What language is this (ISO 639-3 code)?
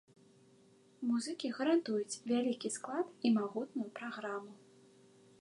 bel